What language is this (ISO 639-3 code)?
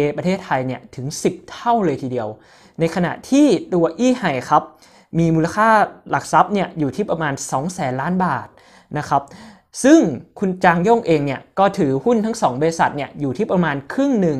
tha